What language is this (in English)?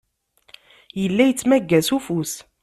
Kabyle